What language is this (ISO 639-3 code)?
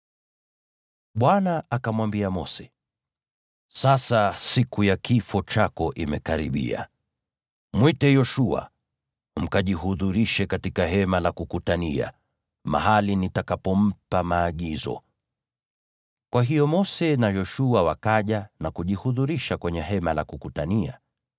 swa